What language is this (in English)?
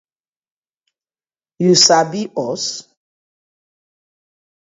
Nigerian Pidgin